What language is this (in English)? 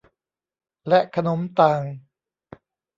Thai